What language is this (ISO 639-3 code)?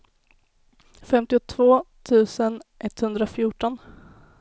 swe